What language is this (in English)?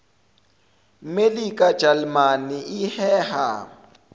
Zulu